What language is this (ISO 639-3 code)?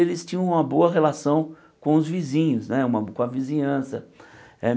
por